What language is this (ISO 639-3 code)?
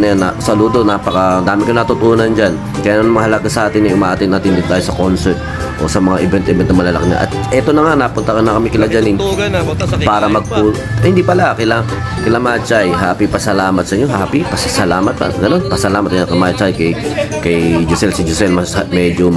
fil